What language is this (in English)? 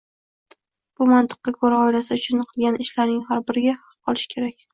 Uzbek